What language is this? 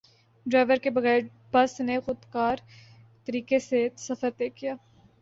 Urdu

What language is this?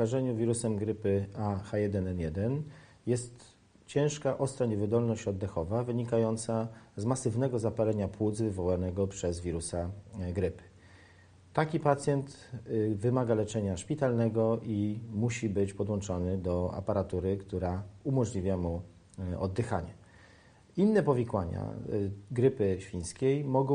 Polish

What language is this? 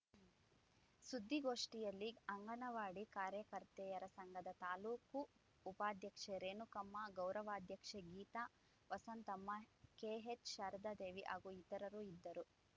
Kannada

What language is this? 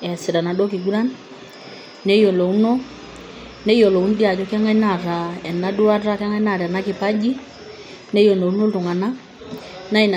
Masai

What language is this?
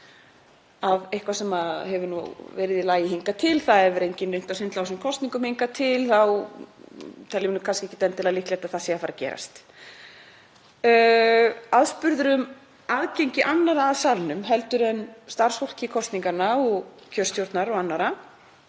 Icelandic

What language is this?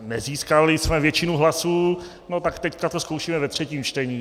Czech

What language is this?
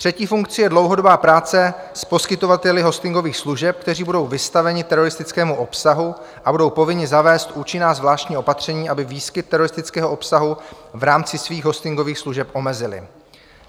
Czech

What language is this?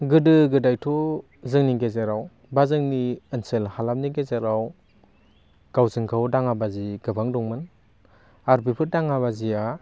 Bodo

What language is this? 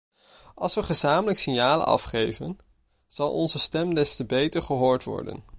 Dutch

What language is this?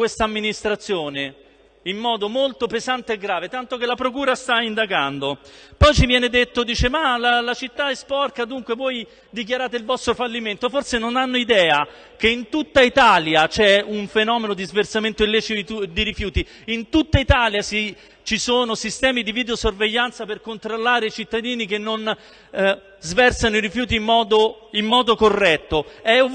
Italian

